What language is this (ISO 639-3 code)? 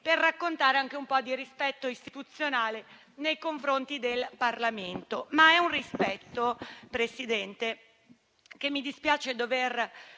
ita